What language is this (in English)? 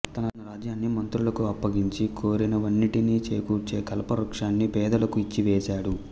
Telugu